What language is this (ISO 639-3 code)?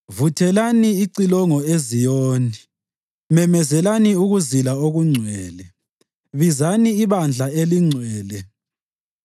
nde